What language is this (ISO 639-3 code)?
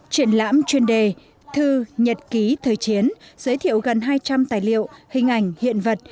vie